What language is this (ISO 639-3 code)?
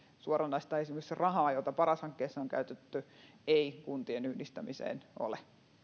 fin